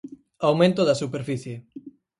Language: Galician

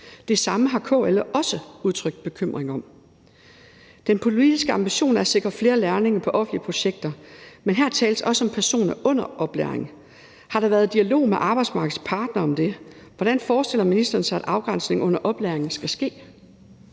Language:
Danish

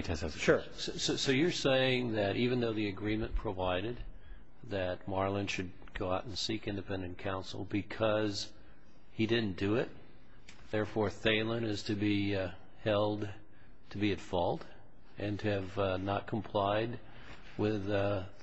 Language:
English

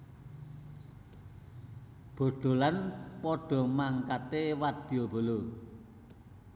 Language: Javanese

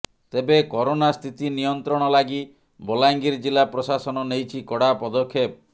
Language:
Odia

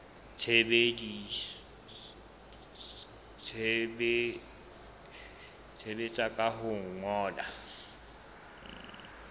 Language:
Southern Sotho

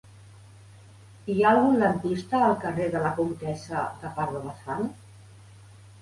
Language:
Catalan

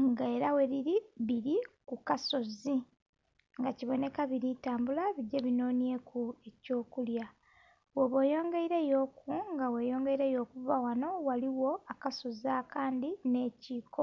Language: Soga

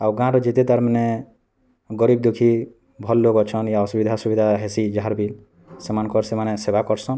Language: Odia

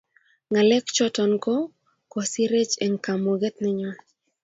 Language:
Kalenjin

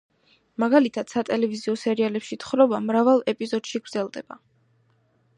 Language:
Georgian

